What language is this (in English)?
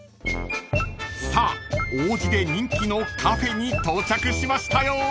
Japanese